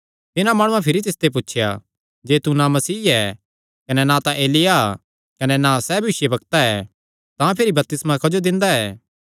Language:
Kangri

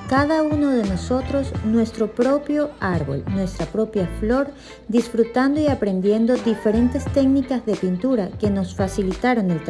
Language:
Spanish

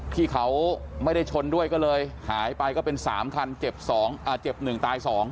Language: Thai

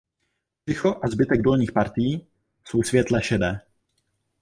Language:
Czech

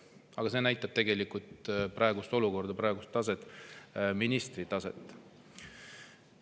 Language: Estonian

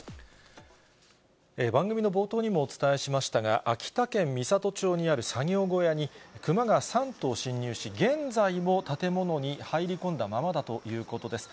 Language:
Japanese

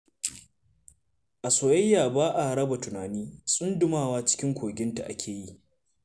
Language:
Hausa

